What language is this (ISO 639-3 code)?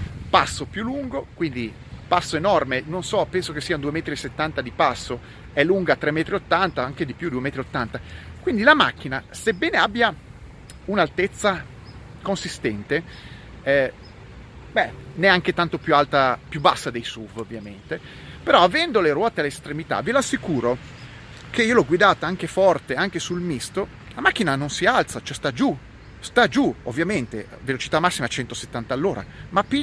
ita